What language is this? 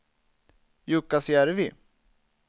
Swedish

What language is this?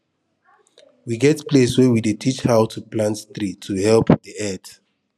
Nigerian Pidgin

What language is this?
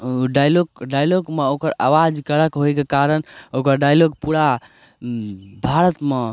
Maithili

